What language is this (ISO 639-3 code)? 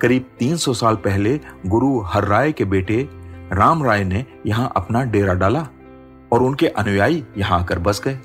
hin